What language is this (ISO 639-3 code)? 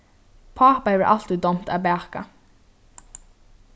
fao